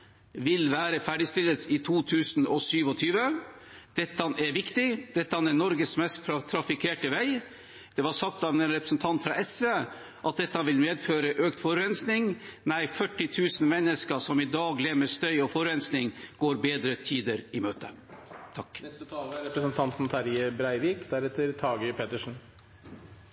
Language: Norwegian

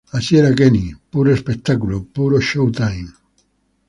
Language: Spanish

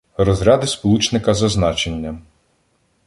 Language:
Ukrainian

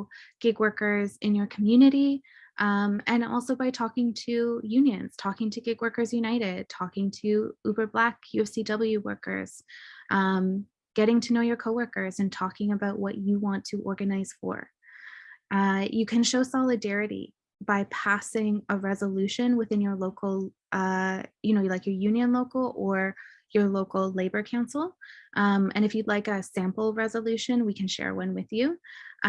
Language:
English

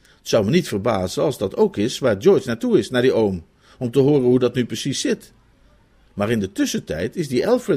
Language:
Dutch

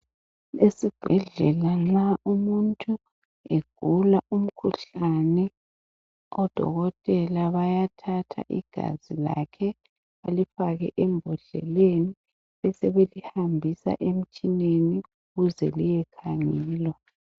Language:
North Ndebele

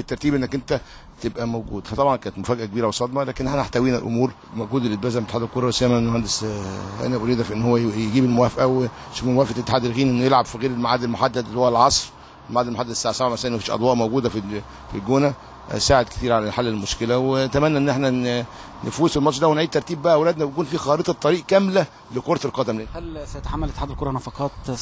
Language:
Arabic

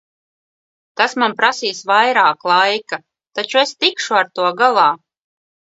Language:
Latvian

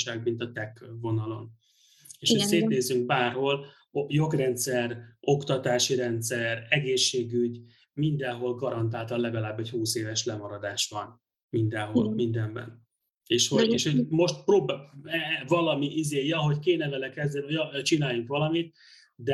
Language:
Hungarian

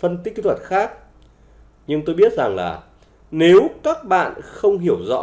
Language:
Vietnamese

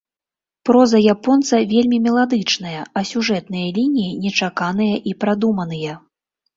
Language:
Belarusian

